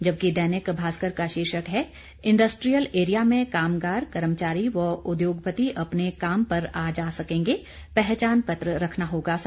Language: Hindi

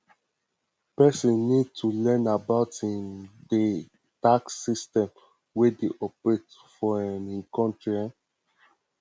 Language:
Nigerian Pidgin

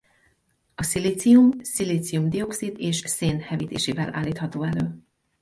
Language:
Hungarian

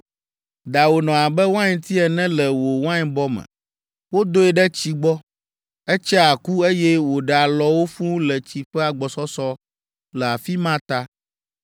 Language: Ewe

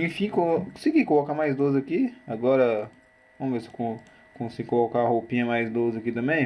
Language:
Portuguese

